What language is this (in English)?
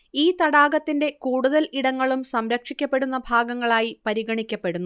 Malayalam